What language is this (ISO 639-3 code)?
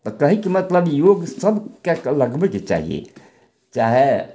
mai